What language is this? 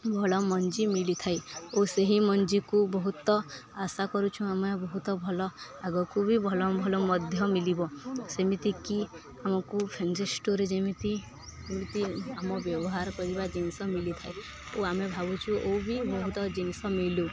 Odia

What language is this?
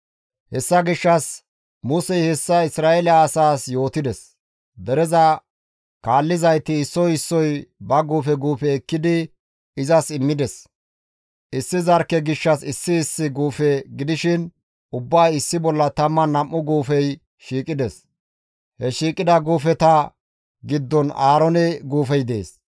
Gamo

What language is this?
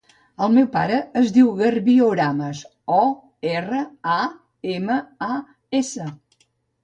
Catalan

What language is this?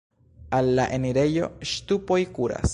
Esperanto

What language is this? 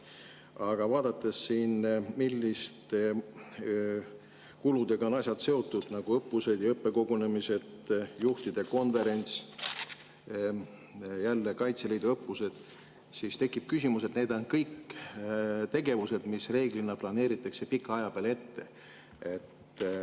Estonian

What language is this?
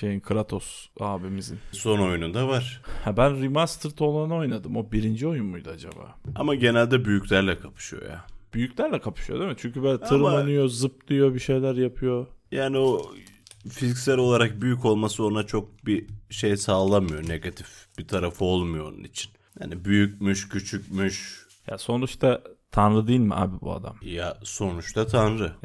Turkish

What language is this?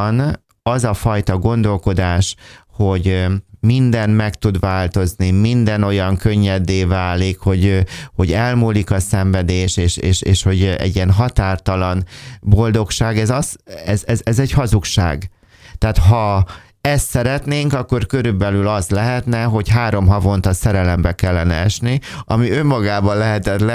Hungarian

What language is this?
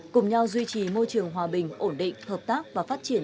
Vietnamese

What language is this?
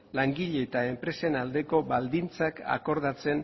Basque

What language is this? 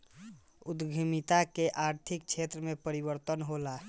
Bhojpuri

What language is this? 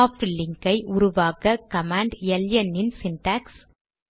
Tamil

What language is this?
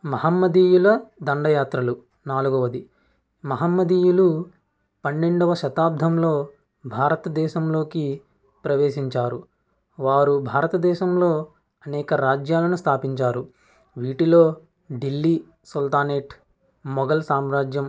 Telugu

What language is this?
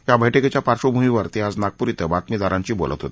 Marathi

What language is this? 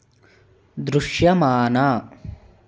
Telugu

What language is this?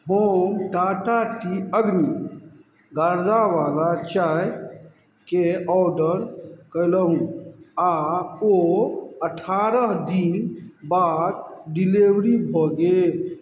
Maithili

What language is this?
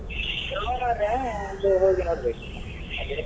Kannada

